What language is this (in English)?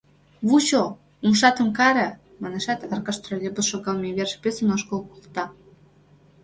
Mari